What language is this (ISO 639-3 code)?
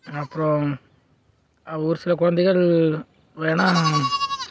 tam